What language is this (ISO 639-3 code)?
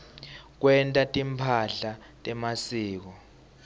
ssw